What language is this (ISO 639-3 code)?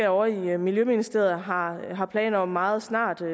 dan